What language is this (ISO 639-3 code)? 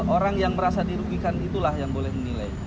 ind